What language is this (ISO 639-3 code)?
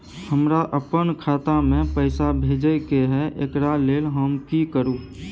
mai